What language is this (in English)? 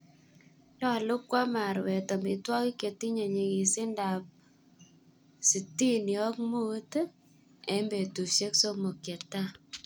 Kalenjin